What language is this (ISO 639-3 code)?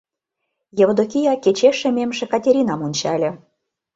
chm